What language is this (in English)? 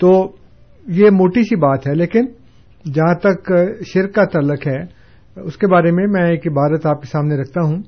Urdu